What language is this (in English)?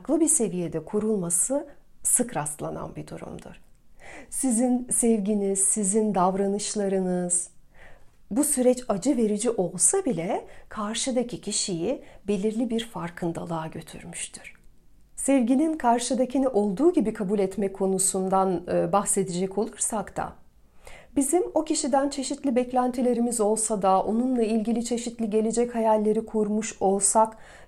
Turkish